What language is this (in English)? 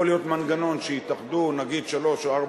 Hebrew